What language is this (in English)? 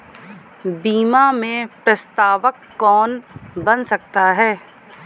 Hindi